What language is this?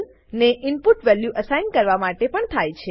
Gujarati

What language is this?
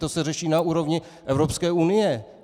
Czech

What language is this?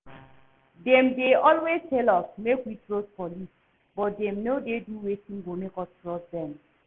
Nigerian Pidgin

